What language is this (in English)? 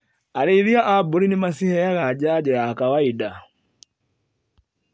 Kikuyu